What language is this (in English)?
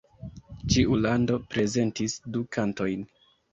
Esperanto